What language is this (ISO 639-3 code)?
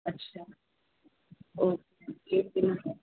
urd